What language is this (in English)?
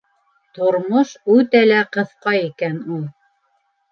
Bashkir